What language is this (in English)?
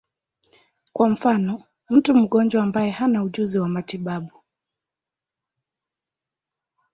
Swahili